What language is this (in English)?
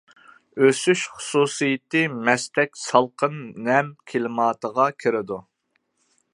Uyghur